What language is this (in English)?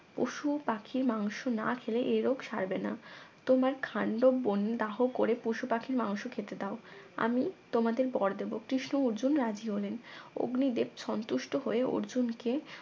Bangla